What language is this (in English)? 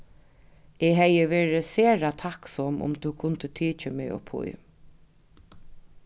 Faroese